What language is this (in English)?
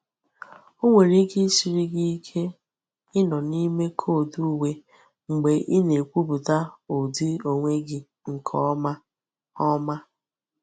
Igbo